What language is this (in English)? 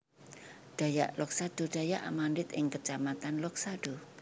Javanese